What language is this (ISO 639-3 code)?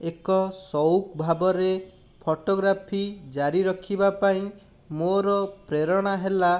ori